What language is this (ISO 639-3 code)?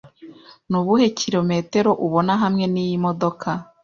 kin